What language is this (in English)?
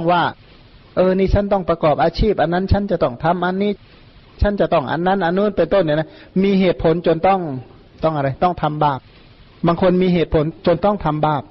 Thai